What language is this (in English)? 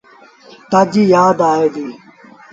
Sindhi Bhil